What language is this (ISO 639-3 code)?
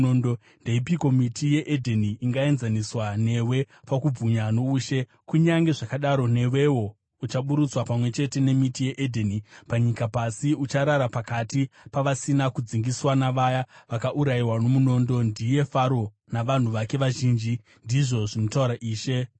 sna